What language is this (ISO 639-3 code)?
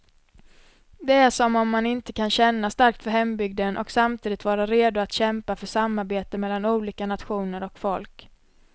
swe